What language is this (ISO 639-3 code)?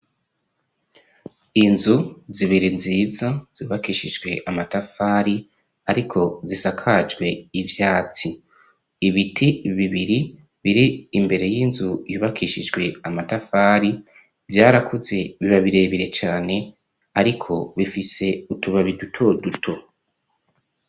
run